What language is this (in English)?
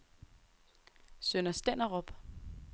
Danish